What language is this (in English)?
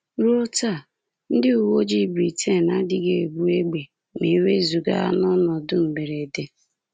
Igbo